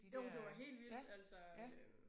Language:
Danish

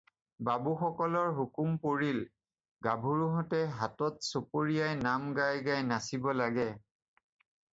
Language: Assamese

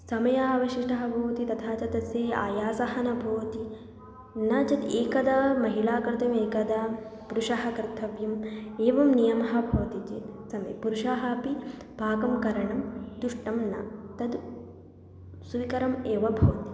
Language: Sanskrit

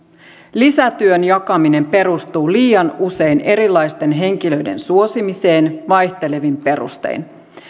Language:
Finnish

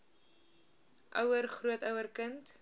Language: Afrikaans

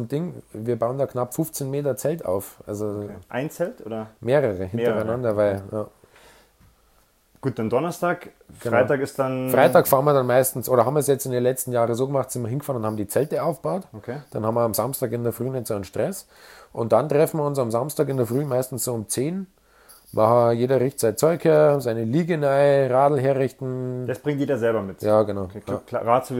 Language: German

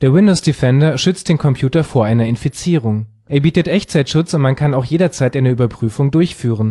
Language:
German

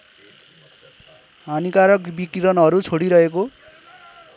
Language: Nepali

